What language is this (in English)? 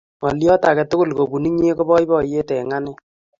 Kalenjin